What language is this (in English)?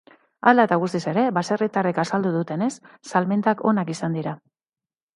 Basque